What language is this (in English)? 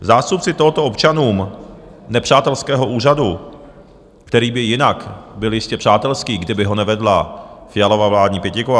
Czech